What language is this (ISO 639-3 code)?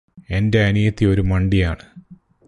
mal